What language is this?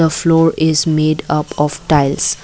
English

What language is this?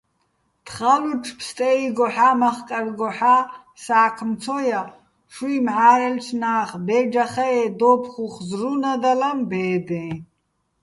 Bats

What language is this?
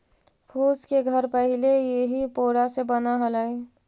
Magahi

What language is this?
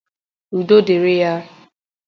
Igbo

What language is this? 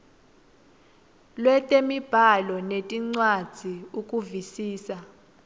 Swati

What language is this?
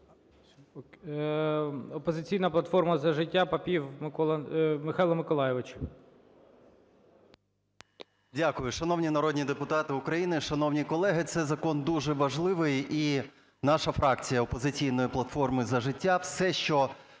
Ukrainian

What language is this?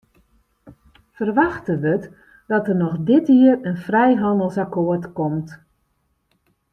Western Frisian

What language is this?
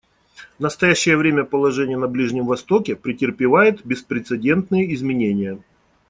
Russian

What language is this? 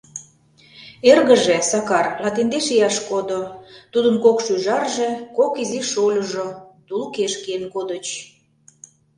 Mari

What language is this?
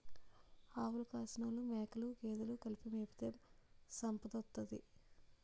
Telugu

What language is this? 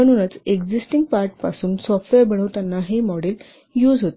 Marathi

